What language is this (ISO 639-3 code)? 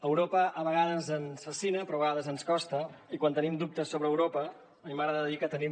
cat